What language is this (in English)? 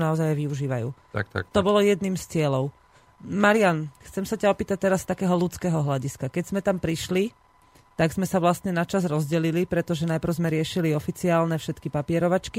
Slovak